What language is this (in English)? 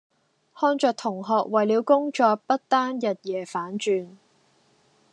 Cantonese